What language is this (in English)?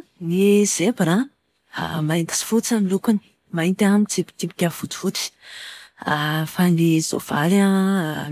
Malagasy